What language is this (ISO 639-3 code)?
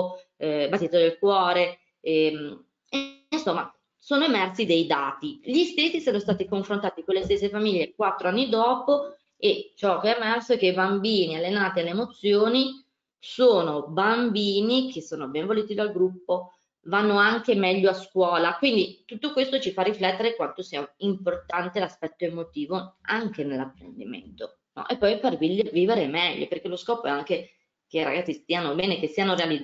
ita